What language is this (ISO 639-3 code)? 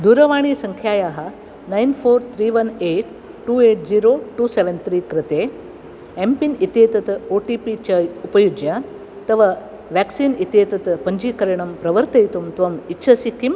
san